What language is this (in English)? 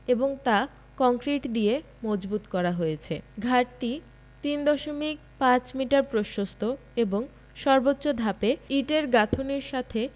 Bangla